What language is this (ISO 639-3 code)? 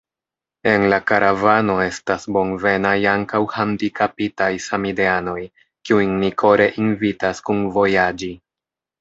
epo